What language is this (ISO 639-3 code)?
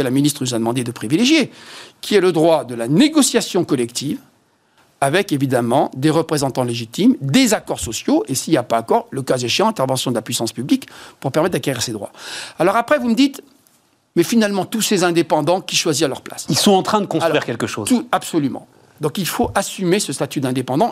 fra